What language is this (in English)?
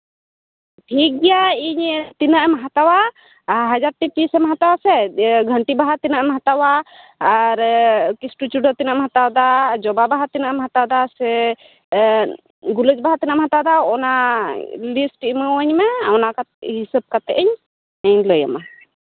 Santali